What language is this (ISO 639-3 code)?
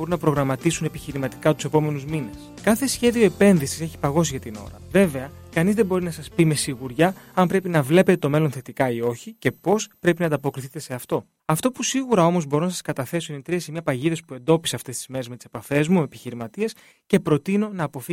ell